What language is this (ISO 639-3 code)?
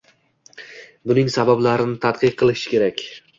uzb